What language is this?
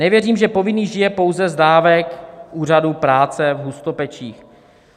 Czech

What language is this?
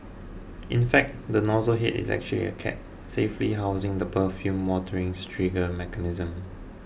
English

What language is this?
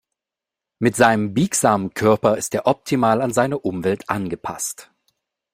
German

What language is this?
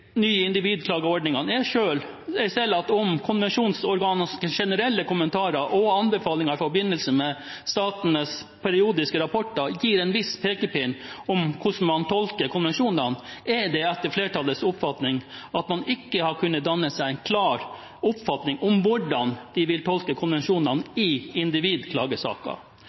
Norwegian Bokmål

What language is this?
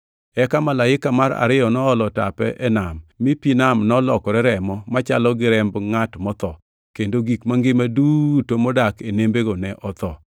Luo (Kenya and Tanzania)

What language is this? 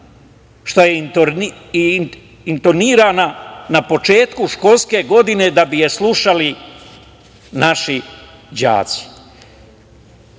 Serbian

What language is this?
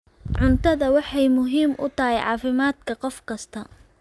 Somali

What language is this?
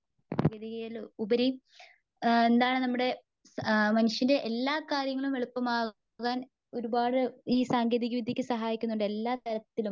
Malayalam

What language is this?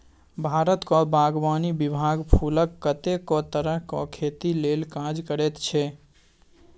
Maithili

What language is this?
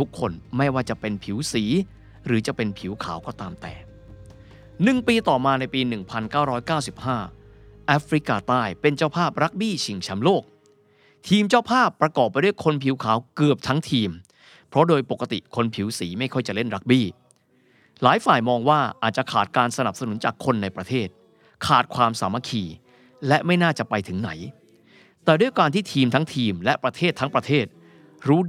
Thai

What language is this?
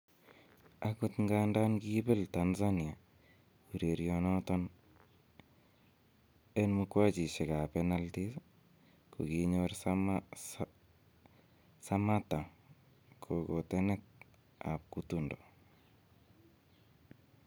Kalenjin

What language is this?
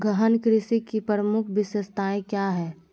Magahi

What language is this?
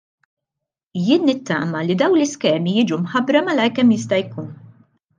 Maltese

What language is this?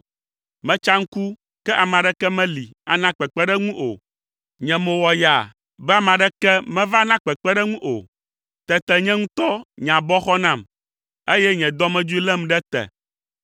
Ewe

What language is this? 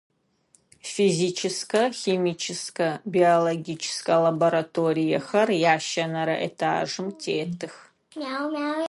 Adyghe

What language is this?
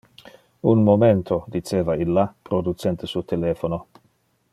Interlingua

